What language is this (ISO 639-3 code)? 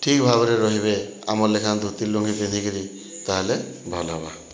ori